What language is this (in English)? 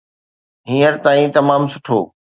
Sindhi